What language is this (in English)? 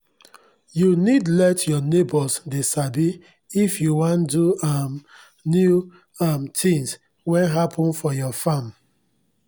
Nigerian Pidgin